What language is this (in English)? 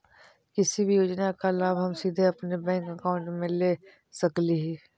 Magahi